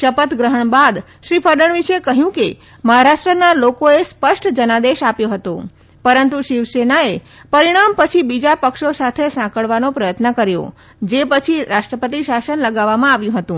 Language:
Gujarati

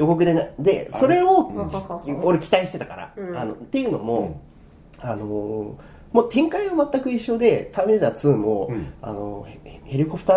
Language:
Japanese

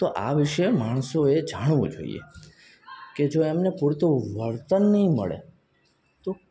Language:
Gujarati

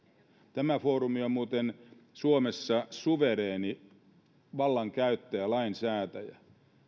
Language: Finnish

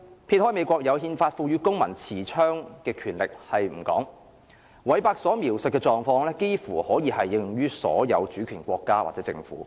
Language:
Cantonese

